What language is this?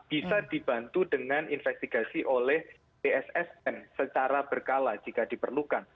Indonesian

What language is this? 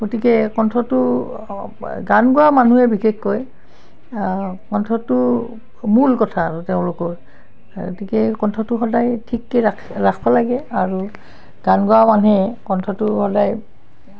Assamese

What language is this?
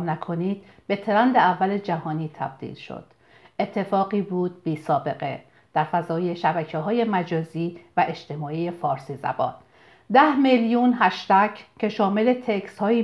Persian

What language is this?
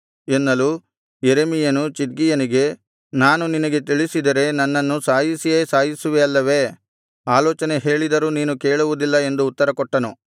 Kannada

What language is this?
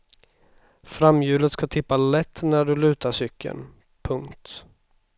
Swedish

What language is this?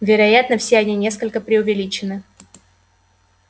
Russian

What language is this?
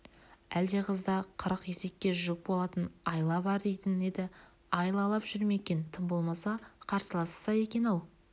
Kazakh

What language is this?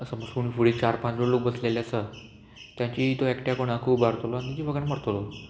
Konkani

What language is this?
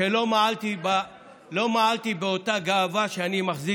Hebrew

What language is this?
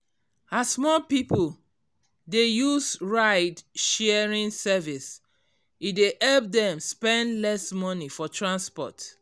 Nigerian Pidgin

